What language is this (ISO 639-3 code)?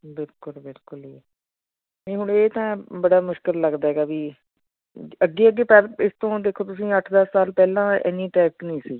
pan